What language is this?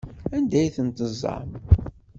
Kabyle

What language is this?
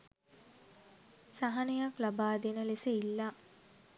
Sinhala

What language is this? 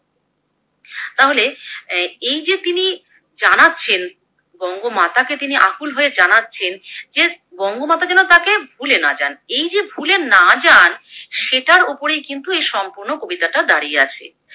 Bangla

